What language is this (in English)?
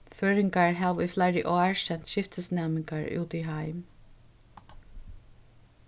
Faroese